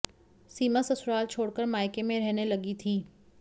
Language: Hindi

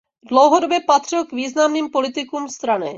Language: Czech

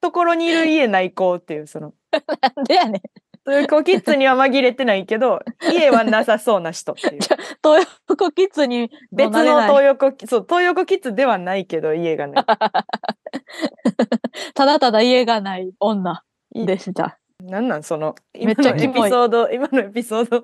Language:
Japanese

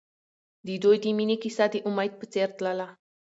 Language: Pashto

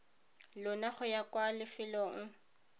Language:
Tswana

